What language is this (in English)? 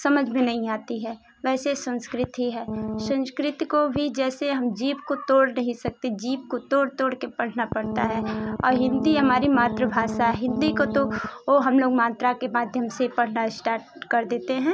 Hindi